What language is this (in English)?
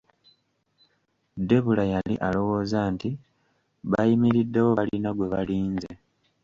Ganda